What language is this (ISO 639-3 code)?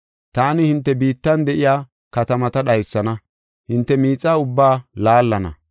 gof